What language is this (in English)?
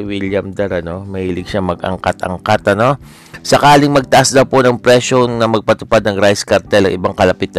Filipino